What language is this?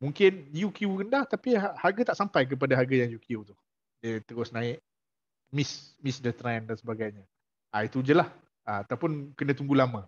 Malay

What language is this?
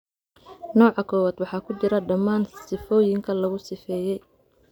Somali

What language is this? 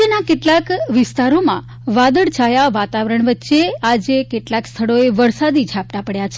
Gujarati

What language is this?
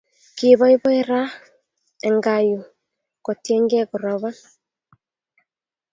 Kalenjin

